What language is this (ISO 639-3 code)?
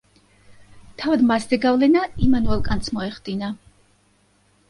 kat